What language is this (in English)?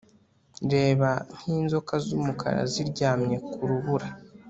Kinyarwanda